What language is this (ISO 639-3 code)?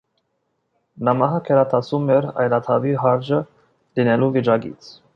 hye